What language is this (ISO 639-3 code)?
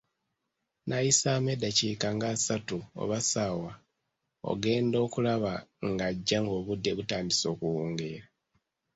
lug